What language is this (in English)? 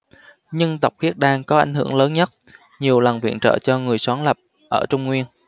Vietnamese